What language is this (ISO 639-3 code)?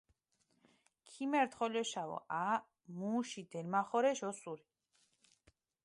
xmf